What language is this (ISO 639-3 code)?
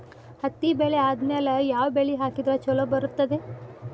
kan